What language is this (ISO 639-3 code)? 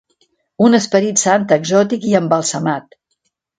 cat